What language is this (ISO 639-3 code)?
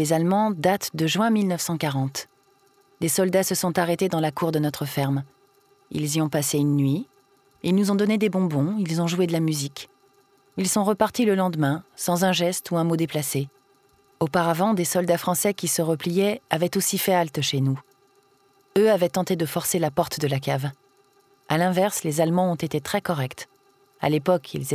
fra